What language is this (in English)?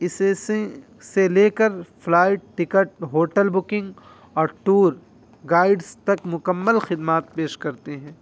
Urdu